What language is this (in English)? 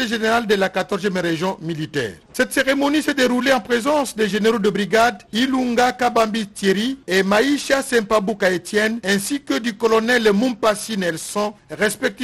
French